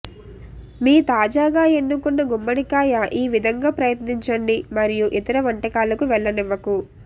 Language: Telugu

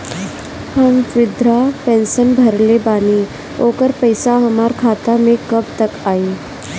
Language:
Bhojpuri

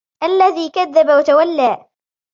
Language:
Arabic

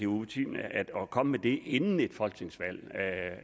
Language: Danish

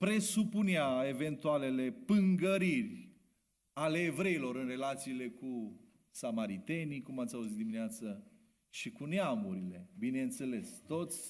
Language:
Romanian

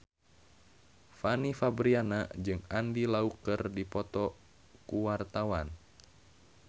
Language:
Sundanese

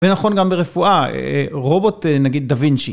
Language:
Hebrew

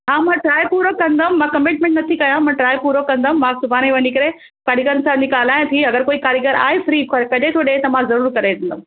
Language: Sindhi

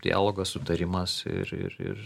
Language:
Lithuanian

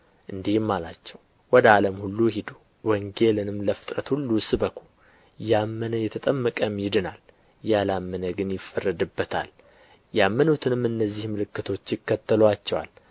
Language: Amharic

